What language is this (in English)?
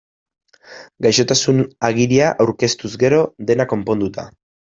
Basque